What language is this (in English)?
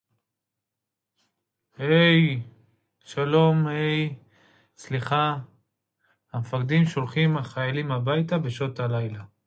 Hebrew